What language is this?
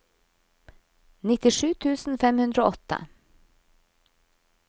Norwegian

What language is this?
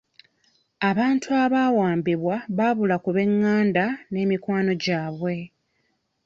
Ganda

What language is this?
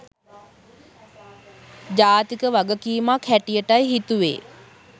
Sinhala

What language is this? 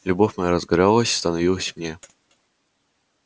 Russian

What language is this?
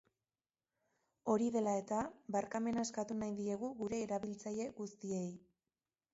Basque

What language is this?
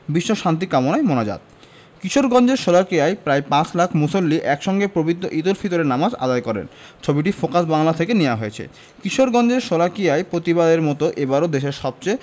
Bangla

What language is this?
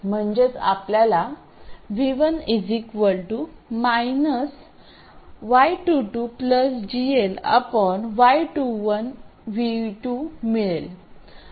Marathi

